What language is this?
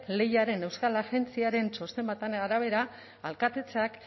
Basque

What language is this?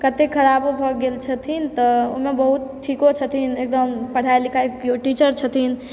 Maithili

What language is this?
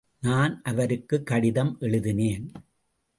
Tamil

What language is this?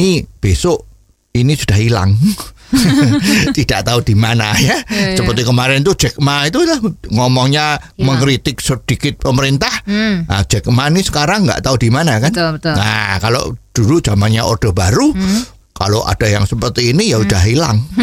Indonesian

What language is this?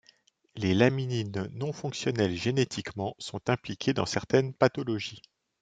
French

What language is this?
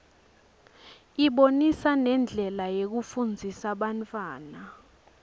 Swati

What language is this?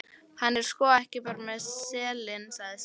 Icelandic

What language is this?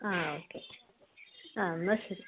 Malayalam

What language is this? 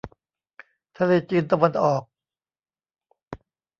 Thai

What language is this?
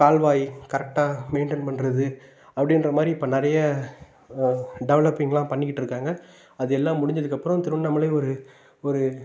Tamil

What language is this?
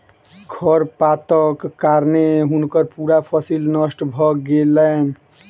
Maithili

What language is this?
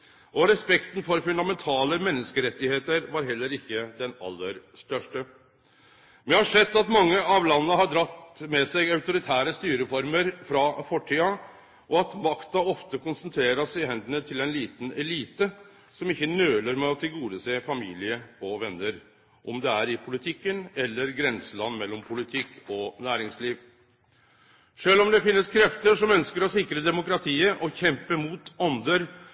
Norwegian Nynorsk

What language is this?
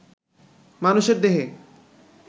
Bangla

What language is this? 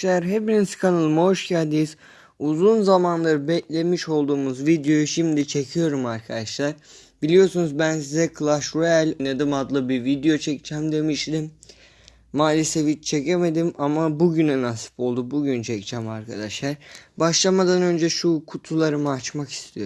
Turkish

